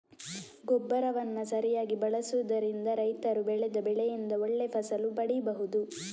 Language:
Kannada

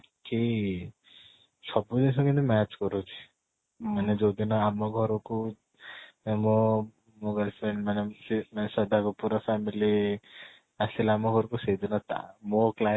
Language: Odia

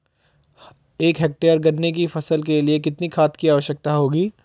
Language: Hindi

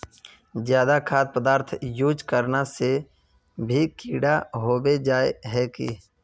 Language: Magahi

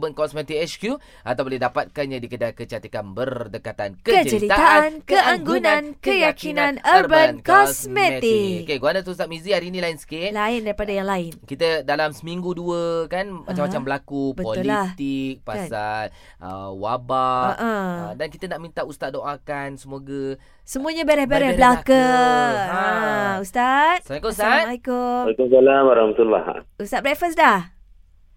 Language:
Malay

